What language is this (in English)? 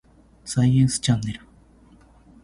Japanese